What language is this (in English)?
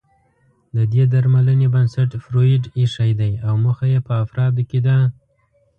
Pashto